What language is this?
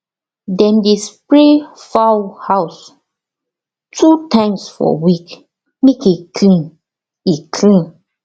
Nigerian Pidgin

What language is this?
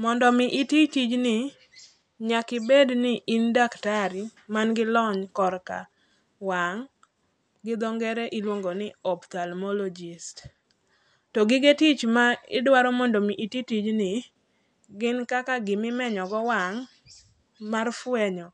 Luo (Kenya and Tanzania)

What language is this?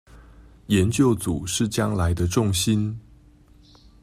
Chinese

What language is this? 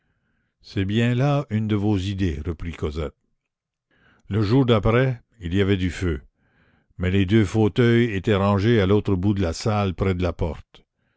French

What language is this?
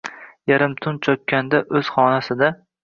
Uzbek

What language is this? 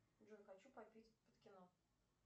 Russian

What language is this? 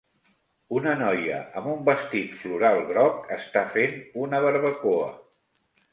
Catalan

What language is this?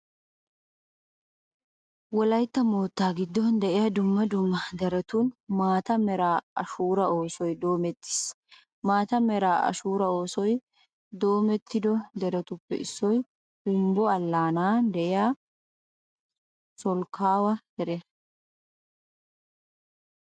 Wolaytta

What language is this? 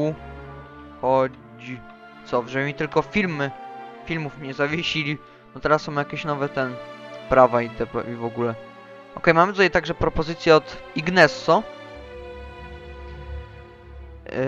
Polish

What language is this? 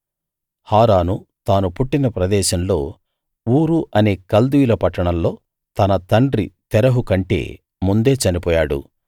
Telugu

